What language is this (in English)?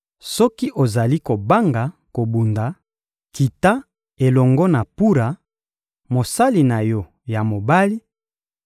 Lingala